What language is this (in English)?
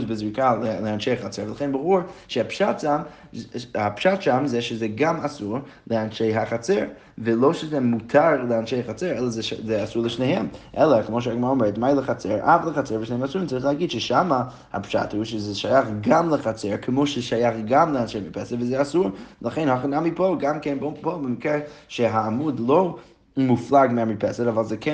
Hebrew